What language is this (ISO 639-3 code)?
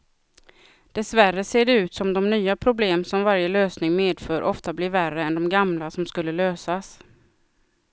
swe